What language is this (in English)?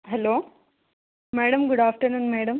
Telugu